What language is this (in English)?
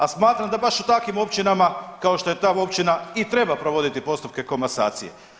Croatian